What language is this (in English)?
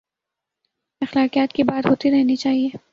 Urdu